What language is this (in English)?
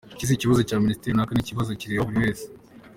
Kinyarwanda